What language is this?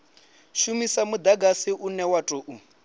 Venda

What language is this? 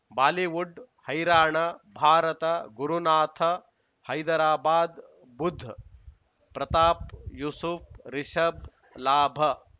Kannada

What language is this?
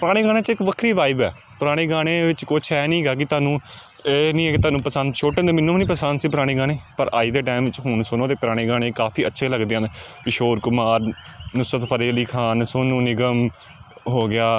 Punjabi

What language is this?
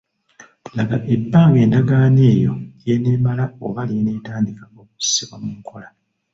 Ganda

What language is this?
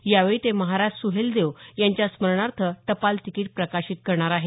Marathi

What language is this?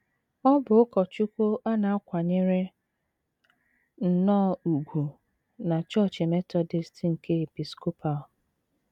Igbo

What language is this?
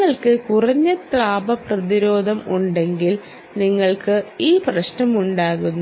Malayalam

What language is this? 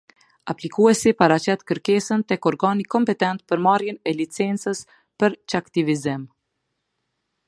Albanian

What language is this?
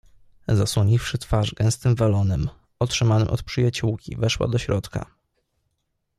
Polish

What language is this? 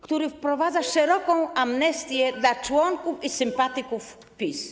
Polish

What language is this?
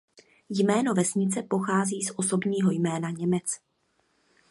Czech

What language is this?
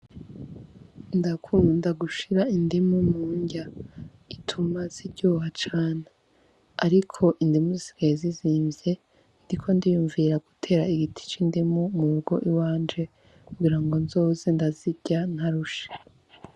Rundi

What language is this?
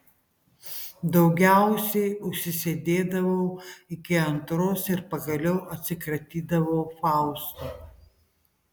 Lithuanian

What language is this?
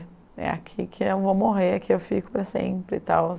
Portuguese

